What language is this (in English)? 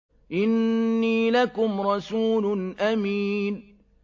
Arabic